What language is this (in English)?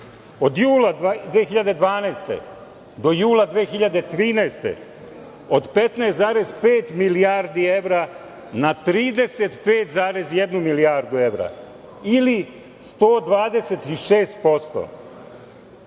Serbian